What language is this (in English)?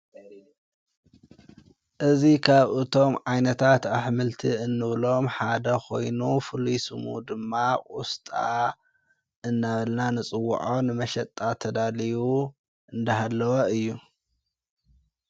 Tigrinya